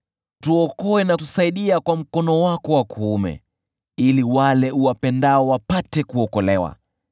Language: Swahili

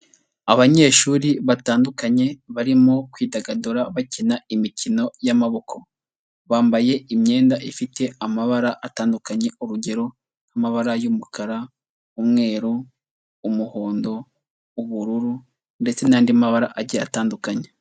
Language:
Kinyarwanda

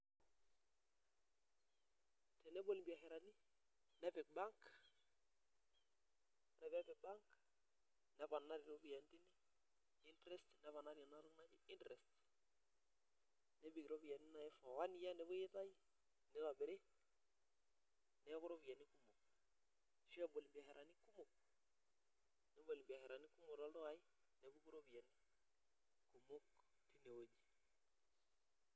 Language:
Masai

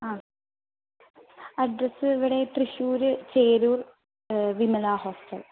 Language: Malayalam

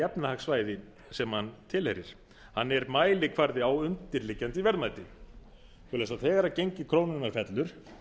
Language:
Icelandic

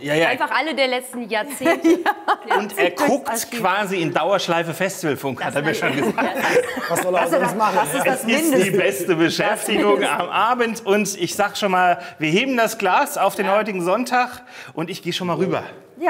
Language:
German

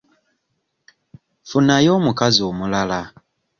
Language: Ganda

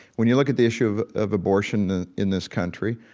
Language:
English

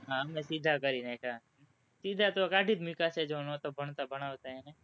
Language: Gujarati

